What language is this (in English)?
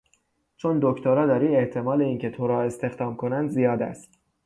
Persian